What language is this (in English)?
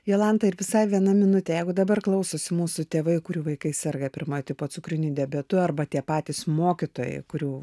Lithuanian